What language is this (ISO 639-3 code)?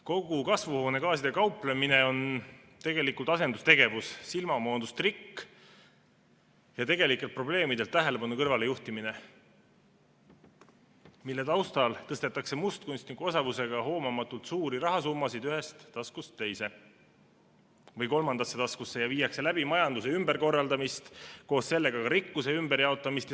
est